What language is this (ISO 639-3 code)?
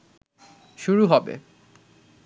ben